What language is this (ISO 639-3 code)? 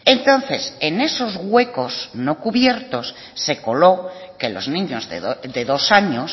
spa